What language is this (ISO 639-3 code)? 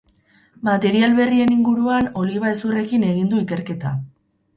eus